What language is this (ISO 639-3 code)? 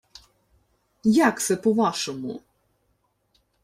ukr